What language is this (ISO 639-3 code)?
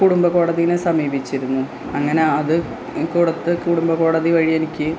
mal